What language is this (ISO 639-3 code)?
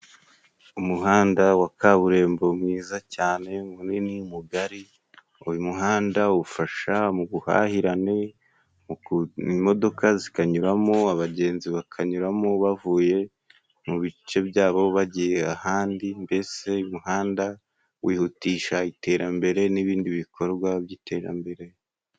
kin